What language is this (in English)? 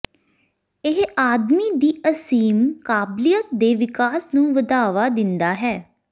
Punjabi